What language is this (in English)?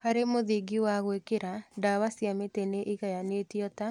Kikuyu